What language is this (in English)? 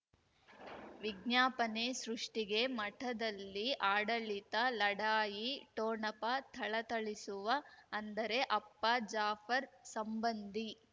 Kannada